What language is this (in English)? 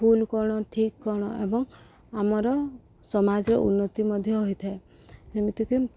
Odia